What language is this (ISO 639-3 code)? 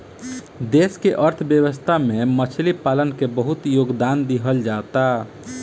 bho